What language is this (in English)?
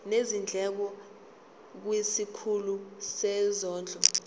Zulu